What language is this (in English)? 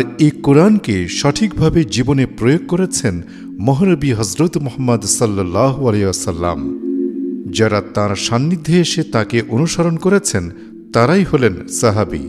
Hindi